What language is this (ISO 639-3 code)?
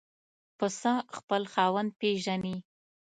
pus